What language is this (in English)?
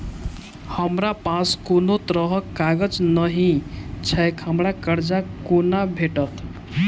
Maithili